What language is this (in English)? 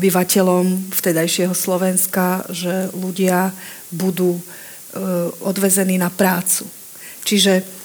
Slovak